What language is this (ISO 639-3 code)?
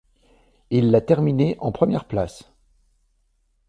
fra